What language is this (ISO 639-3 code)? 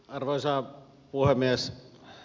fin